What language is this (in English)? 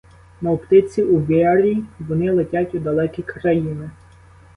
Ukrainian